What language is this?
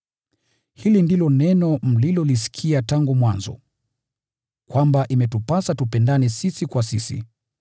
Swahili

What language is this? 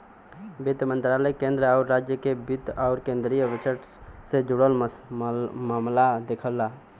Bhojpuri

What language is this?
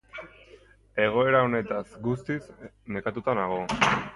Basque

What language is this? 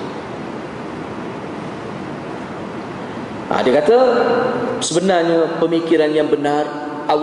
Malay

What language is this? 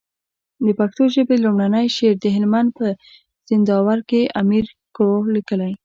Pashto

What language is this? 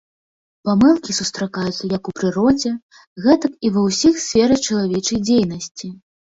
Belarusian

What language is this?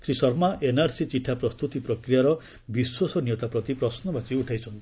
Odia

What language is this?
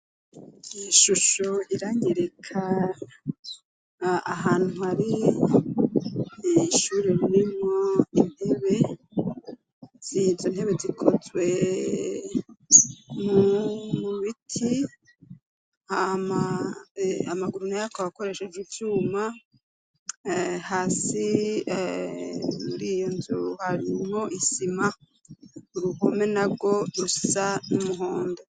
Rundi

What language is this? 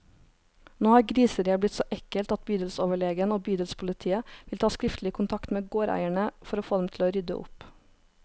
Norwegian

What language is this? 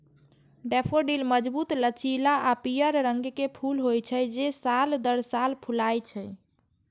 Maithili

